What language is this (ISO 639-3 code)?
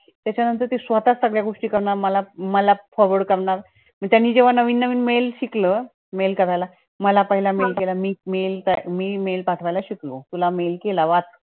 mar